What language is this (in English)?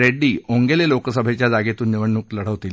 Marathi